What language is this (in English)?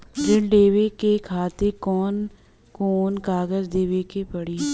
Bhojpuri